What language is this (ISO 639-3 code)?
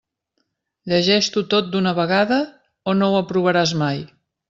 cat